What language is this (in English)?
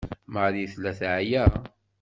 Kabyle